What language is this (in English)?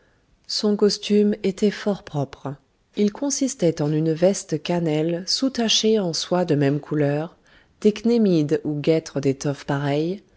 French